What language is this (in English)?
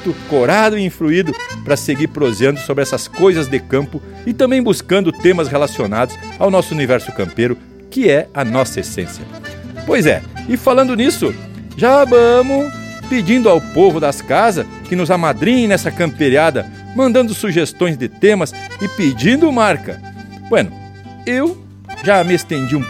Portuguese